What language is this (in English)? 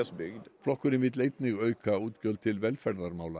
Icelandic